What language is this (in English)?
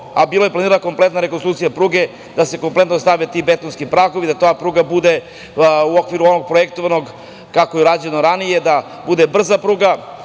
Serbian